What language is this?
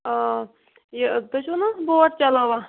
Kashmiri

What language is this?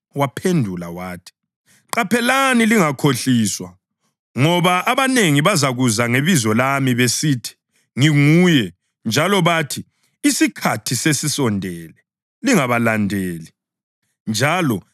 North Ndebele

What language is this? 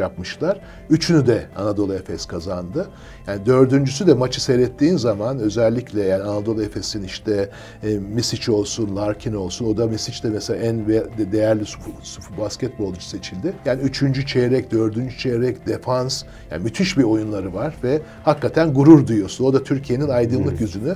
Turkish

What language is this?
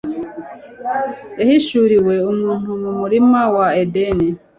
Kinyarwanda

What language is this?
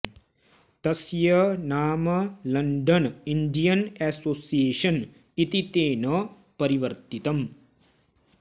Sanskrit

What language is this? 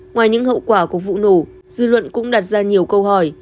Vietnamese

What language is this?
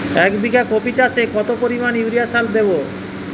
Bangla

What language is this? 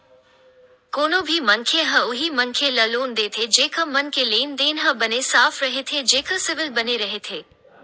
Chhattisgarhi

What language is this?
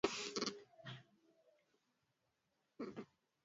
Swahili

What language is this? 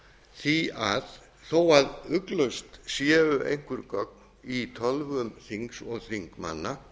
Icelandic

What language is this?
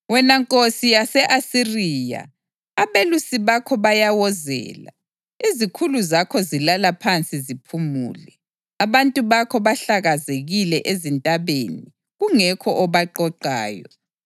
North Ndebele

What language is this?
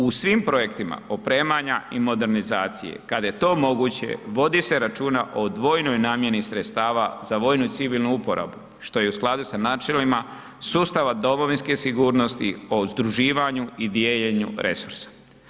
Croatian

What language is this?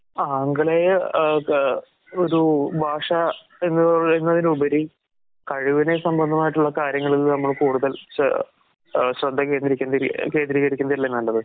Malayalam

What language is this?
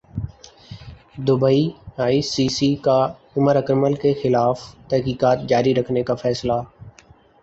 Urdu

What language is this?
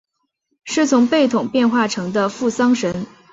Chinese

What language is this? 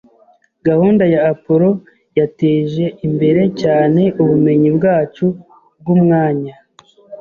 Kinyarwanda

